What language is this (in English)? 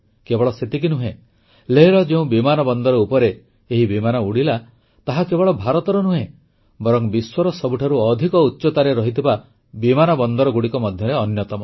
Odia